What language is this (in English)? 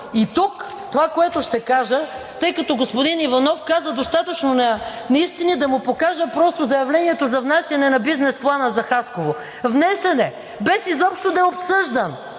Bulgarian